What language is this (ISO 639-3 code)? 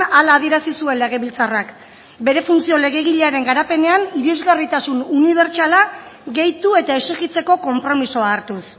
eus